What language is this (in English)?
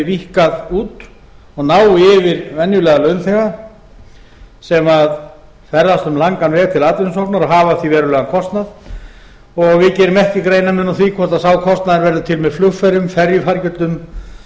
Icelandic